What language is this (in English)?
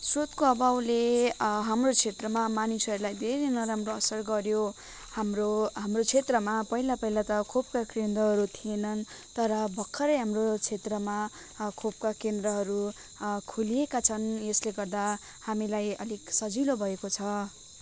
Nepali